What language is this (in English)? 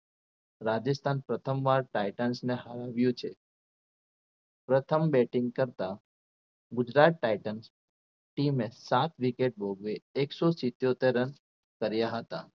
Gujarati